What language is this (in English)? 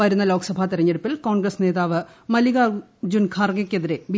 Malayalam